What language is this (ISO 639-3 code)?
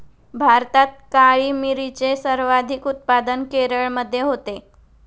mar